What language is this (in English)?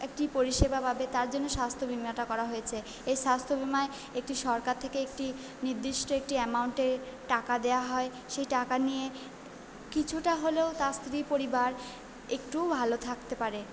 Bangla